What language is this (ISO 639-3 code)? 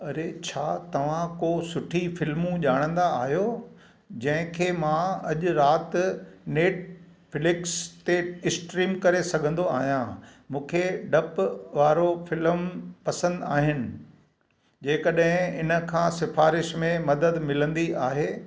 snd